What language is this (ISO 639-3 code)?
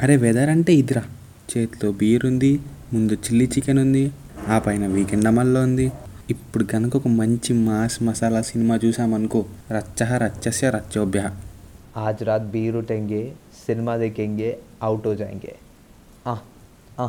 tel